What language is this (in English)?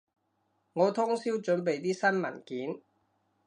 Cantonese